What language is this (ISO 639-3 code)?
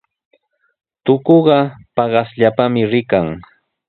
qws